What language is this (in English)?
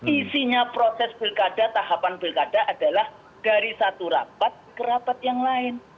Indonesian